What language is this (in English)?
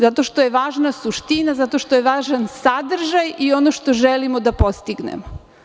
Serbian